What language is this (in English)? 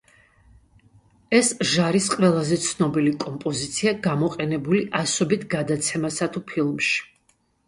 Georgian